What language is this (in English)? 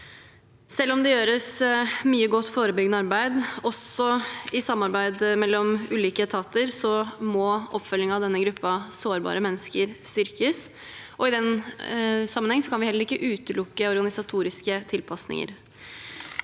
Norwegian